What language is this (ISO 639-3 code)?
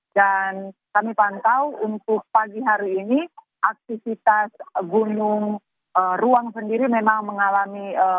ind